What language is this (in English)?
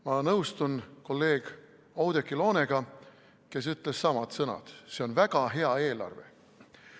Estonian